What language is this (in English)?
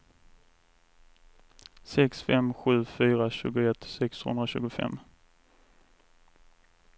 Swedish